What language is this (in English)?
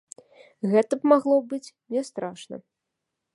Belarusian